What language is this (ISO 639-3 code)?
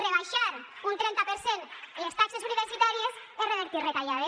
cat